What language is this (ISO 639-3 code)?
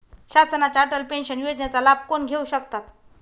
mar